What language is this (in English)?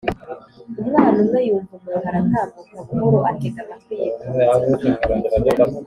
Kinyarwanda